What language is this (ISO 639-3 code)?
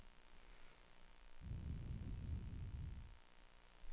dan